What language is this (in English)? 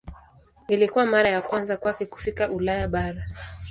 Swahili